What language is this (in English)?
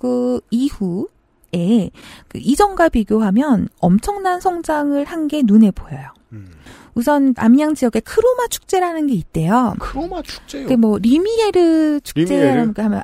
Korean